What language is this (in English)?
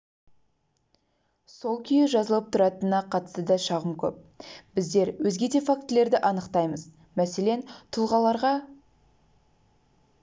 Kazakh